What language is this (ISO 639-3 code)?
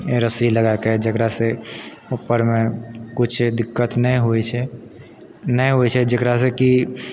mai